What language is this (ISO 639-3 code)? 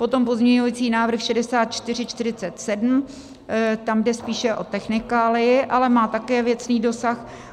ces